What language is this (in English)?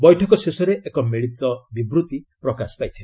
Odia